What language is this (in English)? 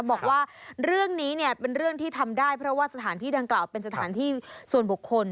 Thai